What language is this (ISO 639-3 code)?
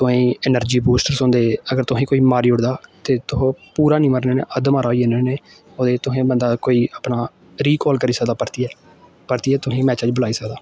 doi